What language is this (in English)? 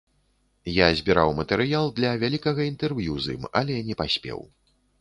Belarusian